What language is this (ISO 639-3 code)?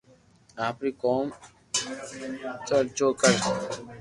lrk